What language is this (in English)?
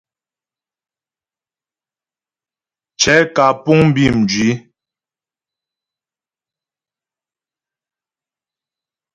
Ghomala